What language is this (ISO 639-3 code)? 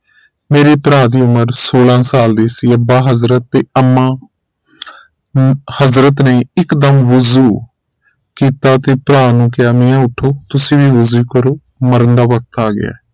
pan